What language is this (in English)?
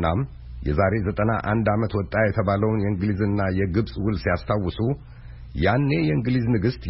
Amharic